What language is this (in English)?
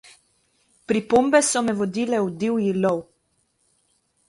Slovenian